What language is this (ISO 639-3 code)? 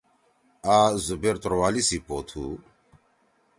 trw